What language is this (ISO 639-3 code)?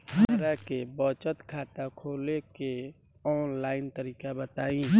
bho